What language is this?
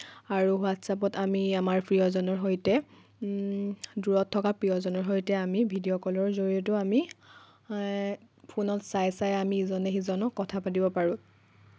Assamese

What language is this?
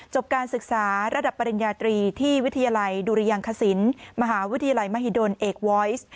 Thai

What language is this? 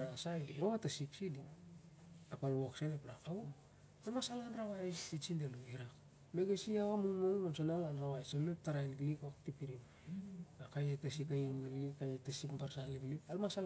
Siar-Lak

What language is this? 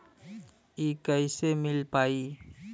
Bhojpuri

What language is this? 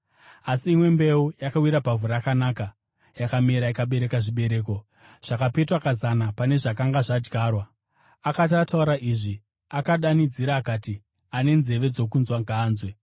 Shona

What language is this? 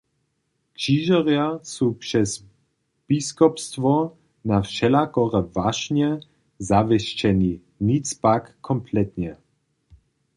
Upper Sorbian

